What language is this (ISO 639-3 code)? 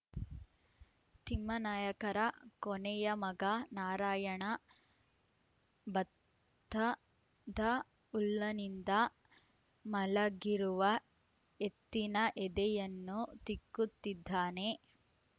kan